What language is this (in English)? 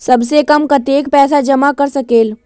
Magahi